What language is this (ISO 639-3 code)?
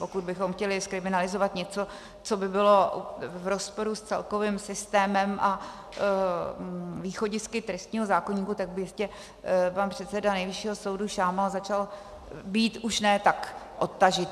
ces